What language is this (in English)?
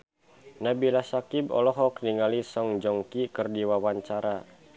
Sundanese